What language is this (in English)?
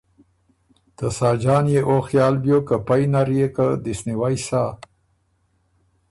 Ormuri